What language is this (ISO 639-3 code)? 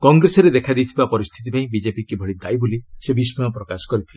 ori